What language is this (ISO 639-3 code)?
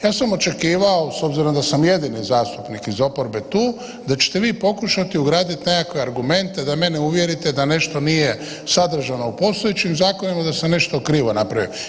hrv